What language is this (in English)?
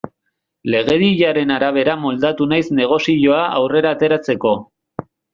Basque